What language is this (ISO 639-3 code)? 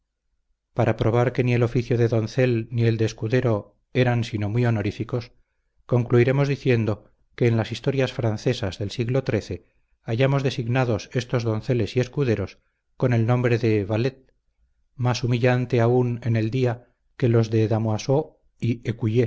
spa